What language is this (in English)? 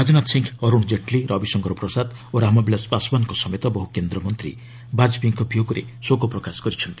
Odia